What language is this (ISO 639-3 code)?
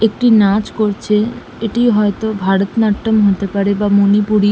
ben